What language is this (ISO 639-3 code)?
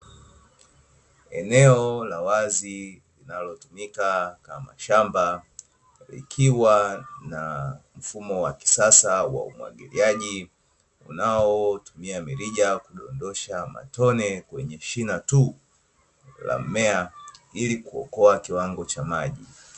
swa